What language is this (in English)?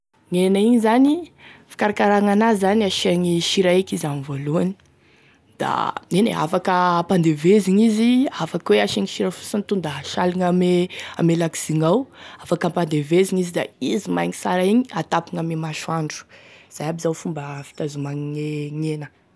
Tesaka Malagasy